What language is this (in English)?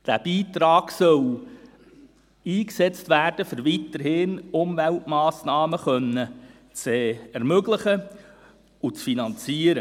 Swiss German